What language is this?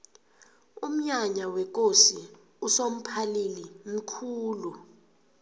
South Ndebele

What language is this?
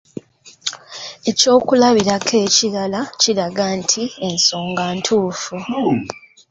Ganda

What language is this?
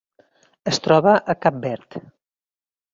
Catalan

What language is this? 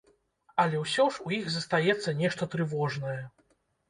Belarusian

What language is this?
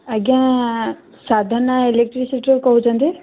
Odia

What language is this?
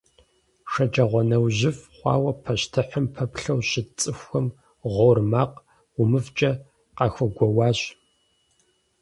Kabardian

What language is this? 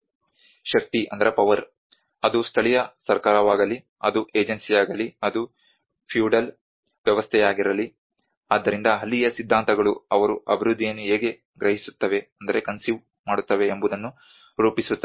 Kannada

